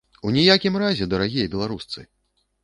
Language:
Belarusian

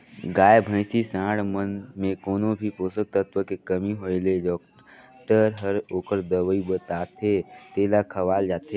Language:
Chhattisgarhi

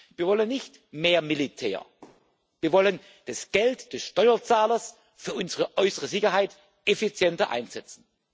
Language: German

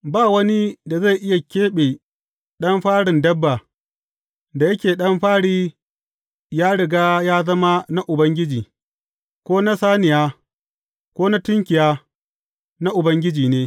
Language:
Hausa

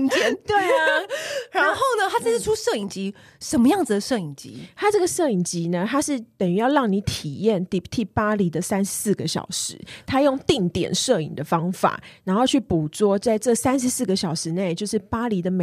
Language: Chinese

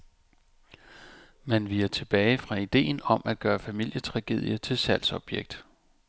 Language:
Danish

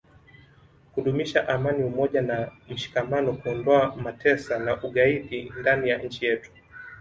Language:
Swahili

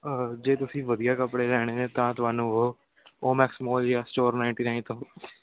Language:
Punjabi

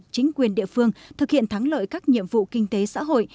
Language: Vietnamese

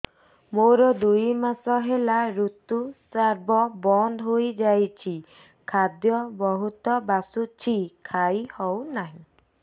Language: Odia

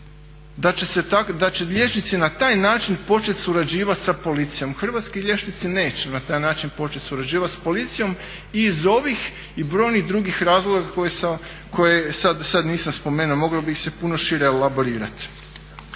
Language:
Croatian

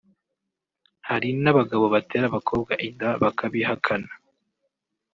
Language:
Kinyarwanda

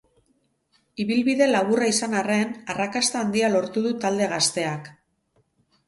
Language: Basque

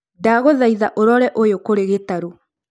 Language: Kikuyu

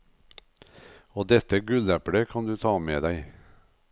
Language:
Norwegian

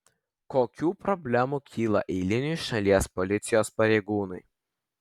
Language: Lithuanian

